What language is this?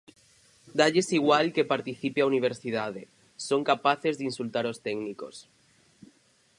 Galician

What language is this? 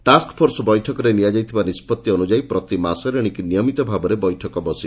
Odia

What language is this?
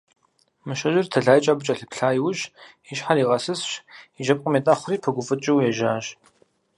Kabardian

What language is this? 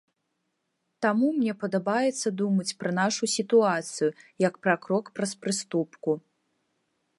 Belarusian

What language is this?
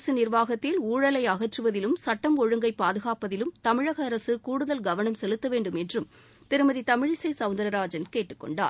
Tamil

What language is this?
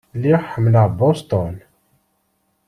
Kabyle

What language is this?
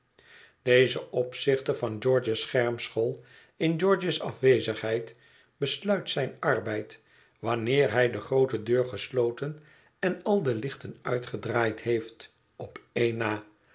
Dutch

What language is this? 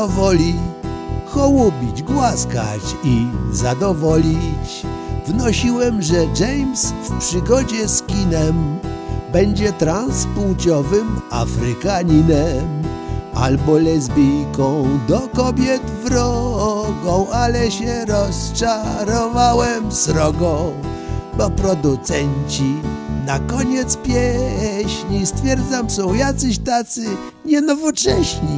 Polish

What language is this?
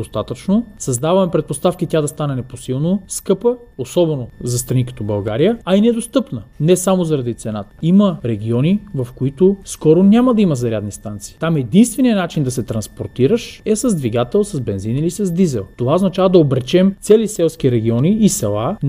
Bulgarian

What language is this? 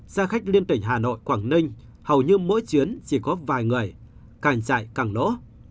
Vietnamese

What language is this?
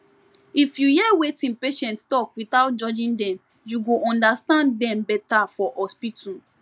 Nigerian Pidgin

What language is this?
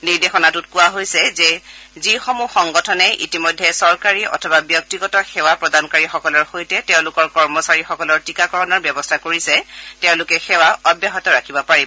Assamese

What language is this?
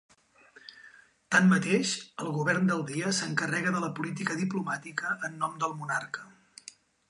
Catalan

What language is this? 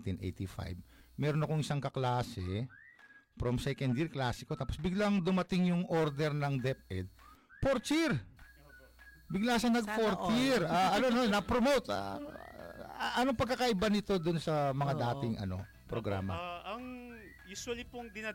Filipino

